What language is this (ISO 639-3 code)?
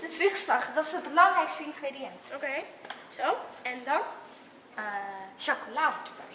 nld